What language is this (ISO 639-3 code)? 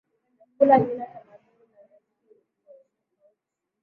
swa